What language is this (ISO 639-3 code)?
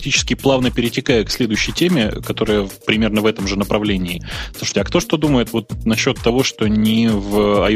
rus